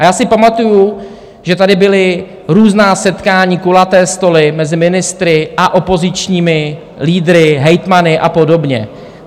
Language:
Czech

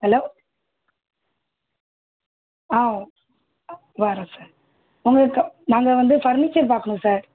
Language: Tamil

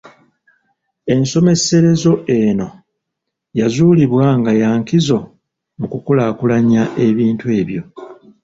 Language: Ganda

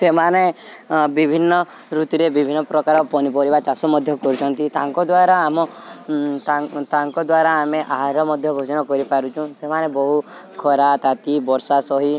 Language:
Odia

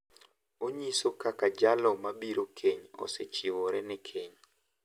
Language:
Luo (Kenya and Tanzania)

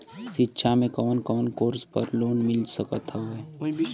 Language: Bhojpuri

